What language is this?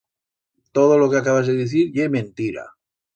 Aragonese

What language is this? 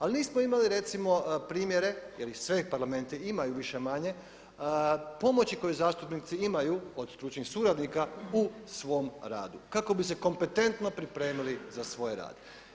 Croatian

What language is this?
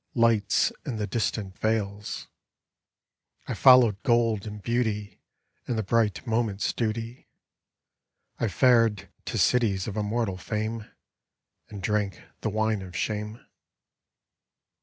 English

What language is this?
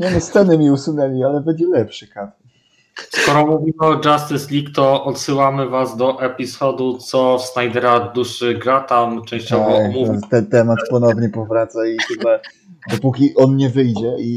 Polish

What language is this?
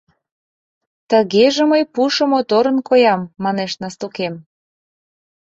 Mari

